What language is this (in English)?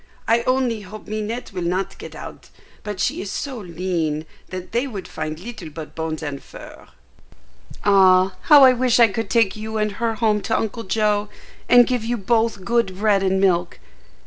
English